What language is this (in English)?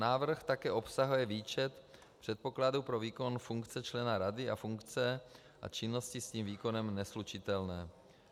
Czech